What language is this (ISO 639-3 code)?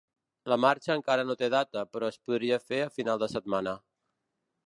cat